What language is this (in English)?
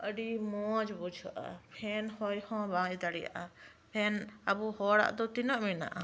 Santali